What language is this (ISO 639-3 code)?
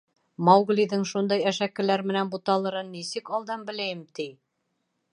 bak